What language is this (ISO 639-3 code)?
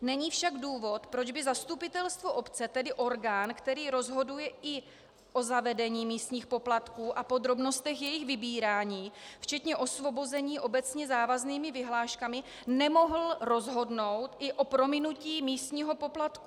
ces